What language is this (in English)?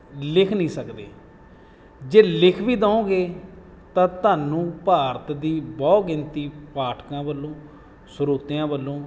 Punjabi